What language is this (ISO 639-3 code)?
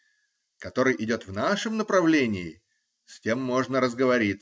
rus